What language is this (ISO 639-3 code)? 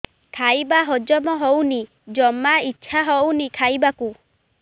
ori